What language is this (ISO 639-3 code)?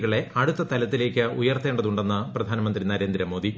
mal